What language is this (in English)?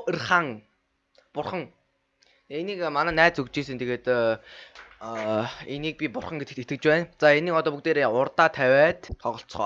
Dutch